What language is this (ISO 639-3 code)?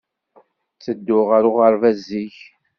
kab